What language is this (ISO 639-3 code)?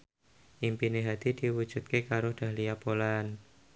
jav